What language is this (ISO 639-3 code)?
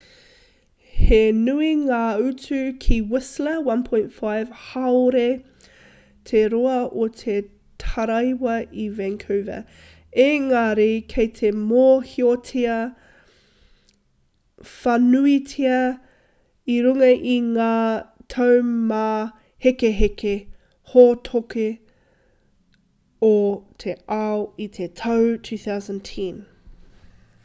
mri